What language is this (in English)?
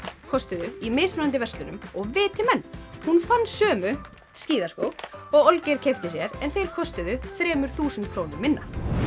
Icelandic